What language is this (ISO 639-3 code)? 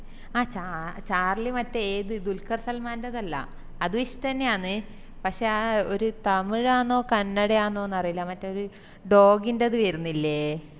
mal